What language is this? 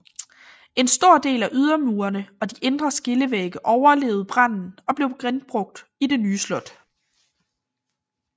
Danish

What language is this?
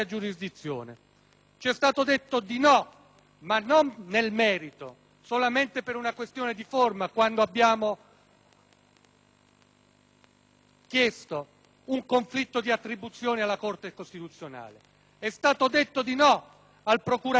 Italian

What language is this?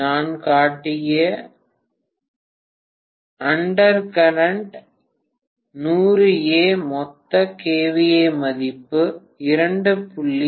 Tamil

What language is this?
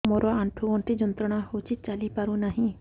Odia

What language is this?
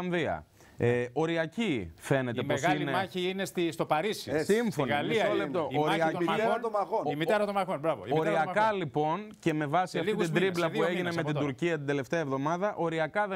Greek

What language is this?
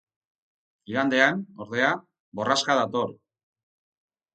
Basque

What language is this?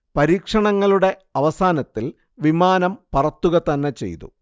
Malayalam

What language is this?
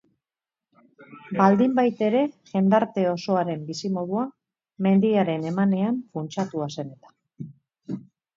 Basque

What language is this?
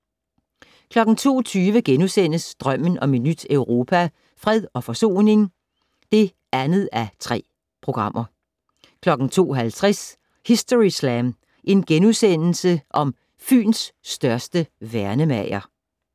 Danish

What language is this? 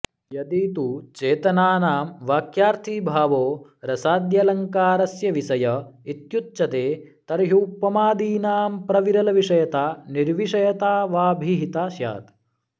Sanskrit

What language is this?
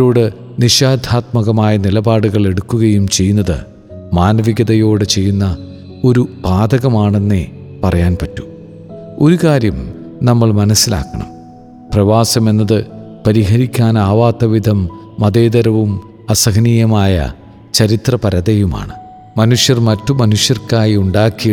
Malayalam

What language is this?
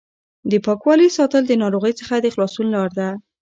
Pashto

